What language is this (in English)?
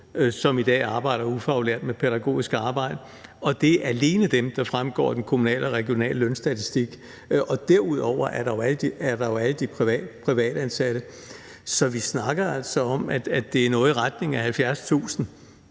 Danish